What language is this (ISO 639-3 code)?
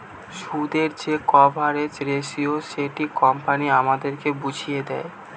ben